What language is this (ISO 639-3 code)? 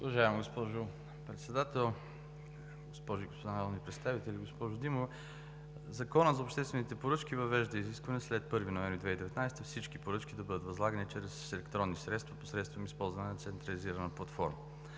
bul